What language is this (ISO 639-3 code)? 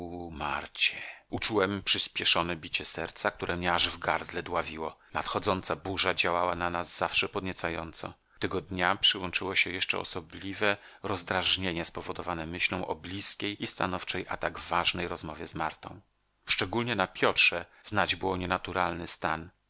pol